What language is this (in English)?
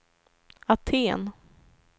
Swedish